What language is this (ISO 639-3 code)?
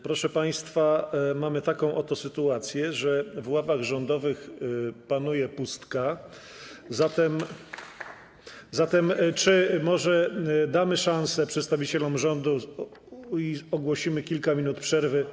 pol